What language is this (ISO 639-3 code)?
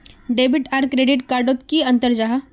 mag